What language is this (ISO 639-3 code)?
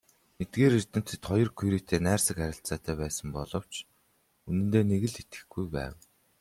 mon